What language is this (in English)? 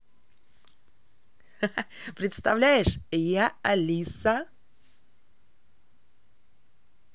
Russian